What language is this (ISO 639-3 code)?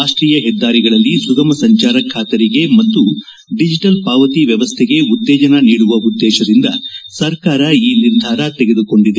kan